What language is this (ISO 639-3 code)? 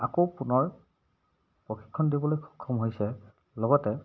asm